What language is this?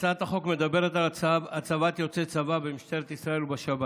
Hebrew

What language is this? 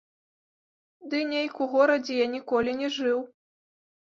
Belarusian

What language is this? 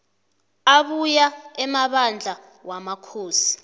South Ndebele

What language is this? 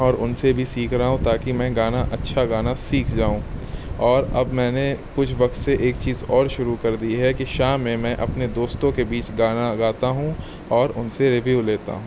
Urdu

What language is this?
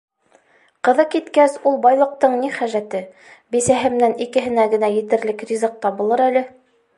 Bashkir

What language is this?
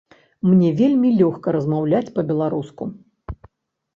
Belarusian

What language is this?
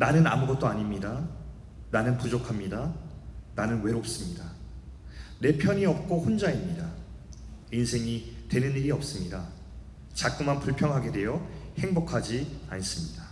Korean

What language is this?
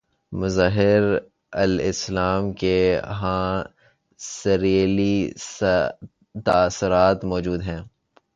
Urdu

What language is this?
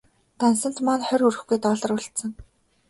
Mongolian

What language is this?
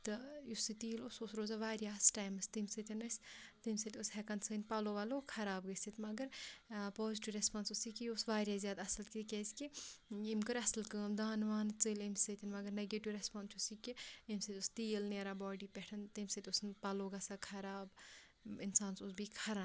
Kashmiri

